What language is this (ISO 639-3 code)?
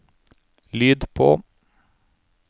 nor